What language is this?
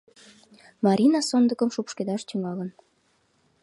Mari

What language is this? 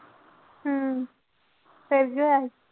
Punjabi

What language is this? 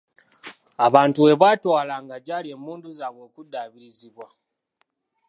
Ganda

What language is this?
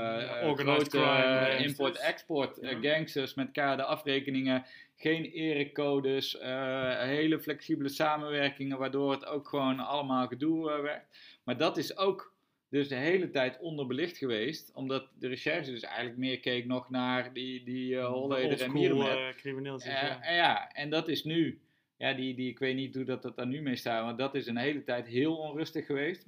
Dutch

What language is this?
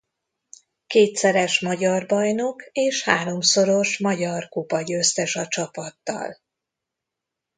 Hungarian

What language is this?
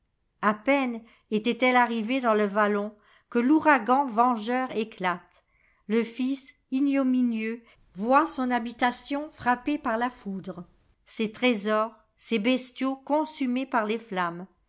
French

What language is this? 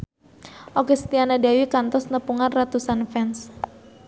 Sundanese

